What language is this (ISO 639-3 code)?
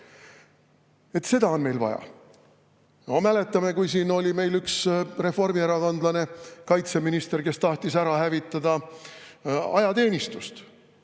est